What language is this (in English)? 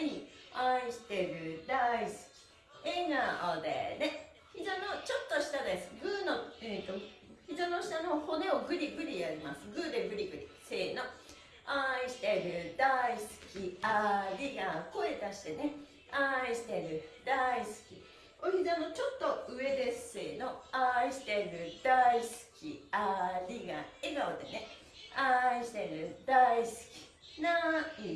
Japanese